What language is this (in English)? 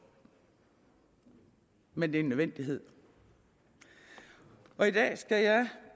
Danish